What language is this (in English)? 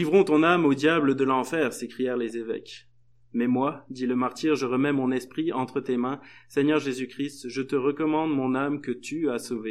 French